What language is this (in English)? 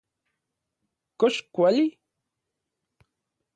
Central Puebla Nahuatl